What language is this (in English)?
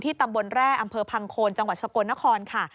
Thai